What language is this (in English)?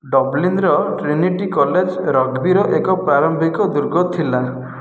Odia